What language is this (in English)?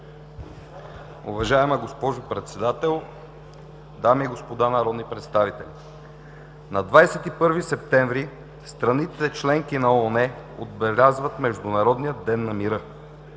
Bulgarian